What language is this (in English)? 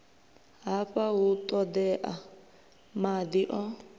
Venda